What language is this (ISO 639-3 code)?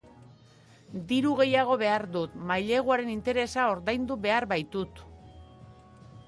eus